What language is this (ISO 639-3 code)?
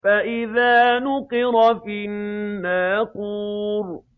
ara